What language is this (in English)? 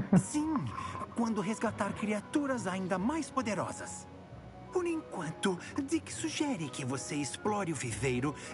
Portuguese